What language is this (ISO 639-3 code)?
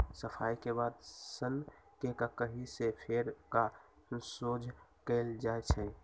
mag